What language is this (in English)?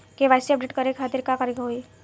Bhojpuri